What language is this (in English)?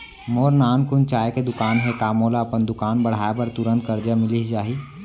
Chhattisgarhi